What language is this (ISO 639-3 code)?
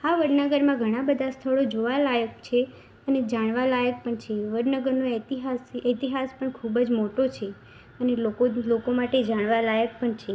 guj